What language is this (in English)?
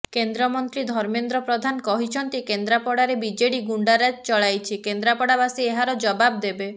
Odia